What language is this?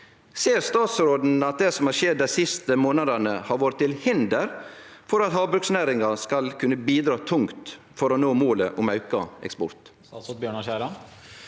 Norwegian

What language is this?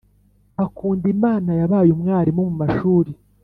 Kinyarwanda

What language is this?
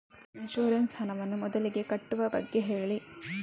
Kannada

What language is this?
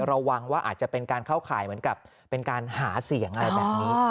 Thai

